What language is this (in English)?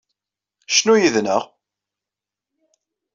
Kabyle